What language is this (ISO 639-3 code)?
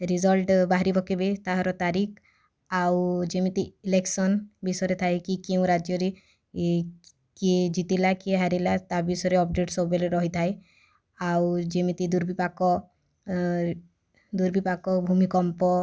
ori